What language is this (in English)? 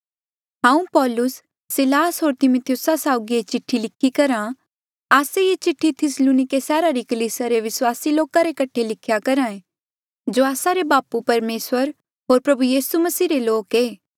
Mandeali